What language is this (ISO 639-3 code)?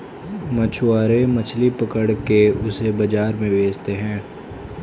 hin